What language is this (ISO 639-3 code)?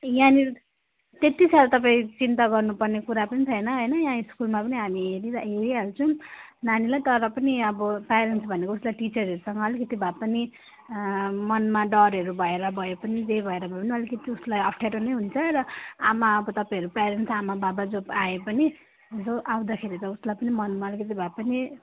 nep